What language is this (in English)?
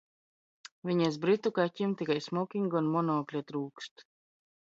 Latvian